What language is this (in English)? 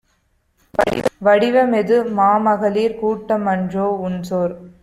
Tamil